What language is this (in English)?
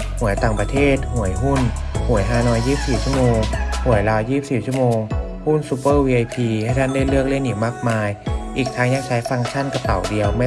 Thai